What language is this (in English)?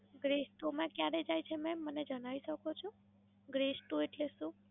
Gujarati